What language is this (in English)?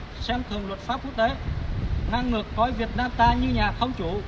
Vietnamese